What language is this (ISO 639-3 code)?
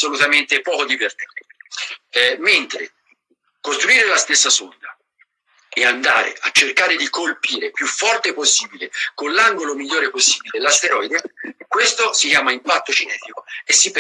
ita